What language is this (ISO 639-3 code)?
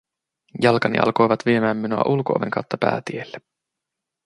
fin